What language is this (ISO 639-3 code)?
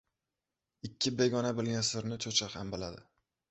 uzb